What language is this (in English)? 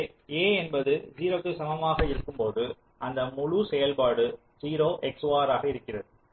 Tamil